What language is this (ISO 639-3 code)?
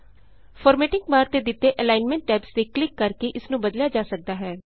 pan